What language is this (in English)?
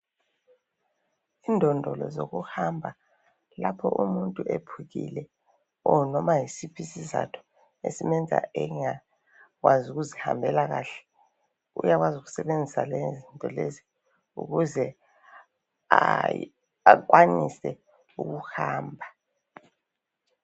North Ndebele